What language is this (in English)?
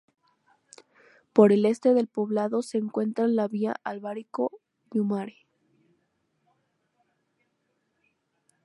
Spanish